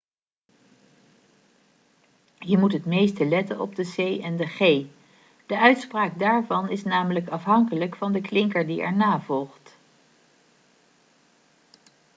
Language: Dutch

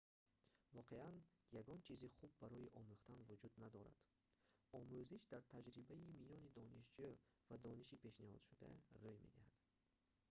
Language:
Tajik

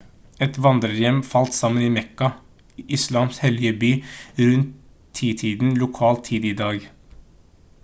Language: Norwegian Bokmål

